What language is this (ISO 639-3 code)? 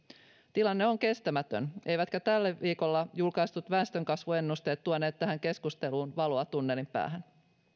fin